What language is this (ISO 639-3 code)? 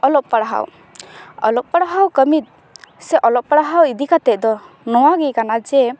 sat